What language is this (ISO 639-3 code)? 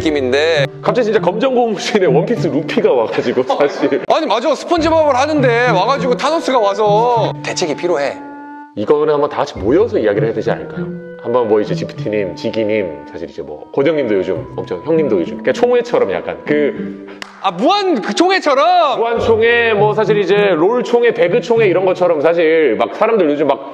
kor